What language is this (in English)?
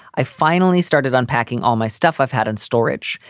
English